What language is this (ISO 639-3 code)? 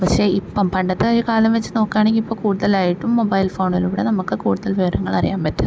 mal